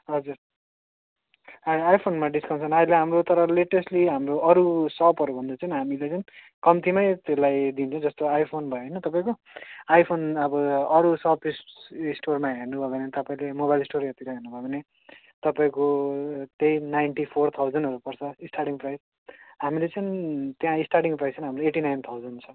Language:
Nepali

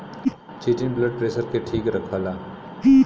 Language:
Bhojpuri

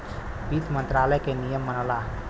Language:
Bhojpuri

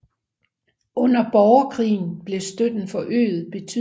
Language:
Danish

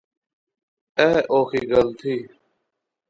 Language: Pahari-Potwari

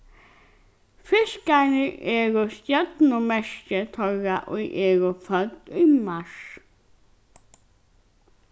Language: Faroese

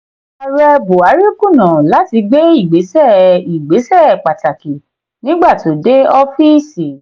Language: Yoruba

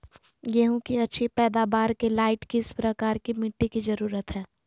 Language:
Magahi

